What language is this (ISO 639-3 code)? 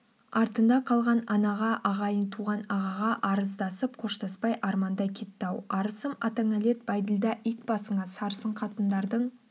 kaz